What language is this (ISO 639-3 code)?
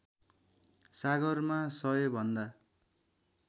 nep